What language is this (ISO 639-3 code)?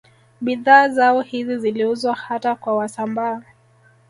swa